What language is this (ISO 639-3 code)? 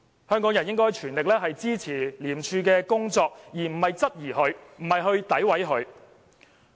yue